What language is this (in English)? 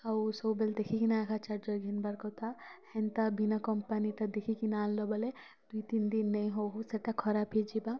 Odia